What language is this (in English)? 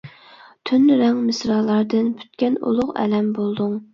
Uyghur